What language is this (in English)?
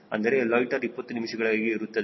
Kannada